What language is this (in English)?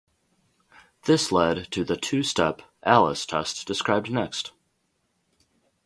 English